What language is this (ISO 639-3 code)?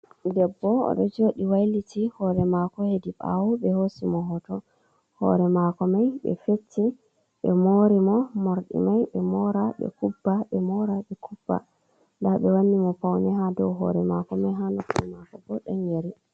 ful